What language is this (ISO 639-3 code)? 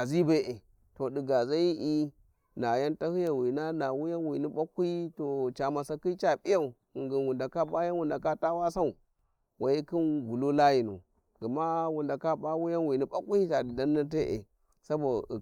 wji